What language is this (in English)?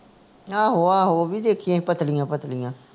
Punjabi